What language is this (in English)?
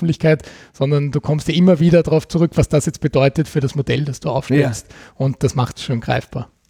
German